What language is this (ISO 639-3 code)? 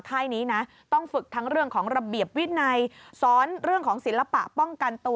tha